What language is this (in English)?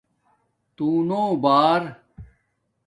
Domaaki